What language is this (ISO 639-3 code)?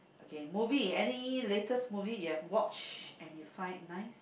eng